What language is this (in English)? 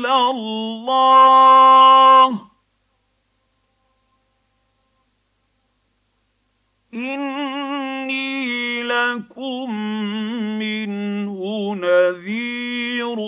Arabic